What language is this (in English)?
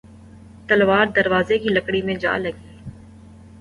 Urdu